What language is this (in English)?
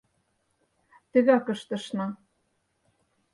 Mari